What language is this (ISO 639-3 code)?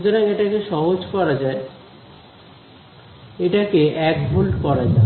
ben